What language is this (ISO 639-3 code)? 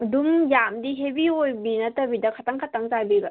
mni